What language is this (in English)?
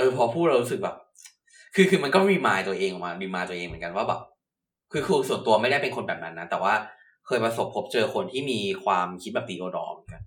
Thai